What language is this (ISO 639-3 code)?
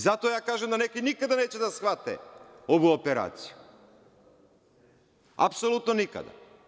srp